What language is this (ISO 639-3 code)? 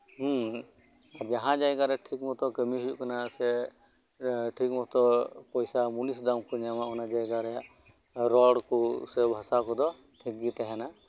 sat